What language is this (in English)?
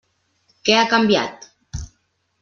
Catalan